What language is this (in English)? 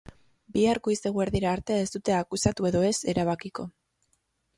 Basque